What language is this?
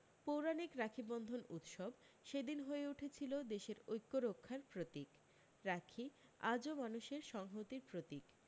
Bangla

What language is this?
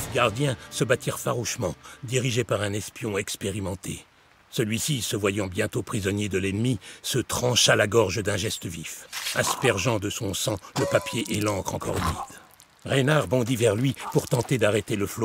French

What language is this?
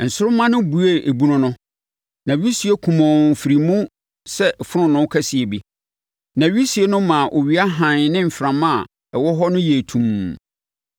Akan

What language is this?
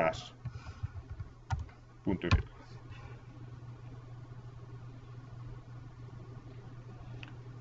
Italian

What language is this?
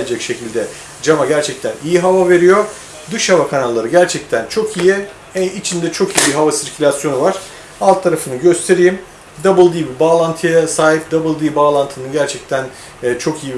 Turkish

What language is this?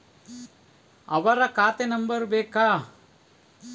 Kannada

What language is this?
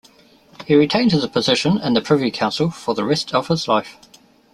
English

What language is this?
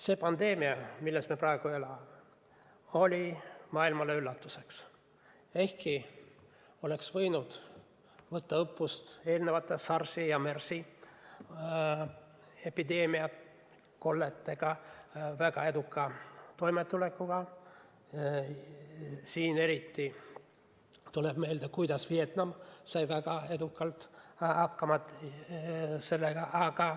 Estonian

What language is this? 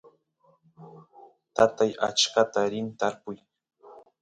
Santiago del Estero Quichua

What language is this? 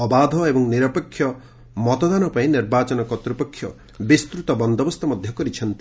Odia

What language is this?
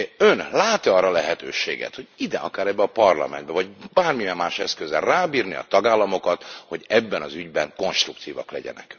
Hungarian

